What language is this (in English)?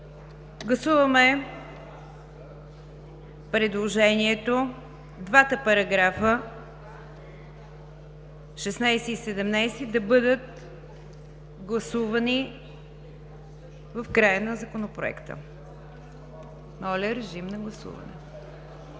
Bulgarian